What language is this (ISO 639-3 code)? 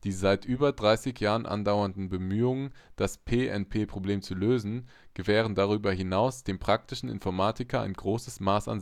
deu